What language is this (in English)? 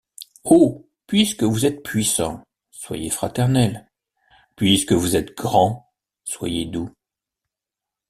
French